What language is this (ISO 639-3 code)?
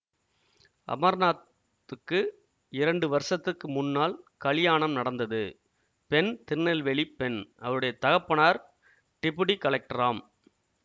tam